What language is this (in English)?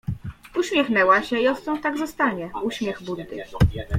Polish